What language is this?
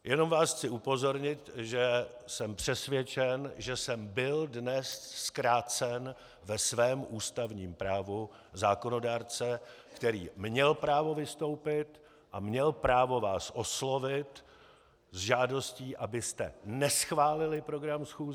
Czech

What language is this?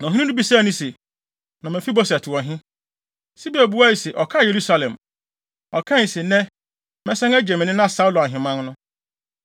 Akan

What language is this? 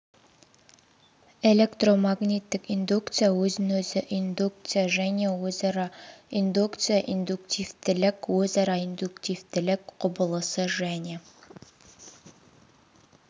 Kazakh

